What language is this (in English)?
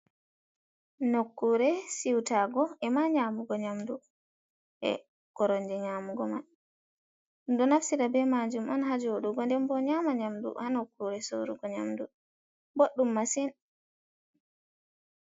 Fula